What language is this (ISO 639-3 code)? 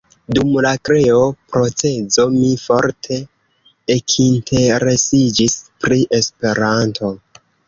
epo